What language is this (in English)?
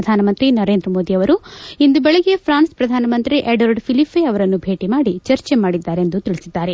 Kannada